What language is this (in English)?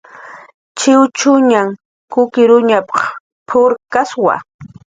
Jaqaru